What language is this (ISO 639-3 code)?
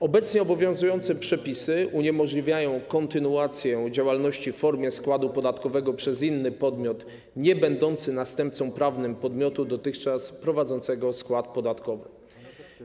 pol